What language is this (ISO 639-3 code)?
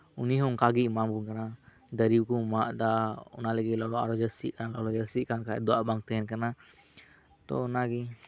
sat